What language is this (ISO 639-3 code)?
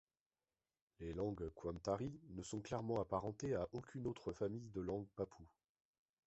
fra